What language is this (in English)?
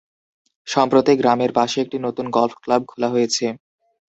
Bangla